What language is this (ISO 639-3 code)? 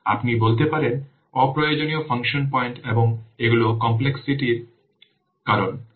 ben